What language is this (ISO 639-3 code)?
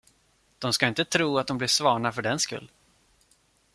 swe